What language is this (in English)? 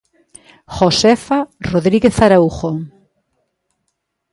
Galician